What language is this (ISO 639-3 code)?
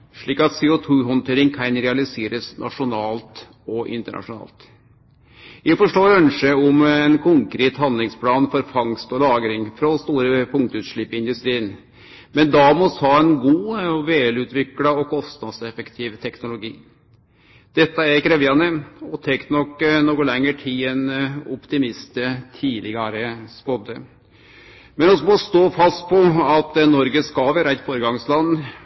nno